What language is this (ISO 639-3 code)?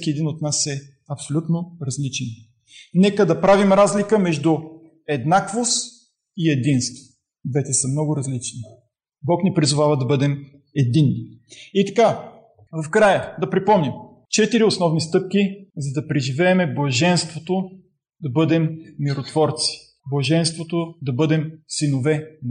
bul